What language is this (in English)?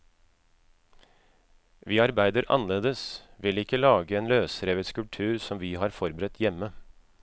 Norwegian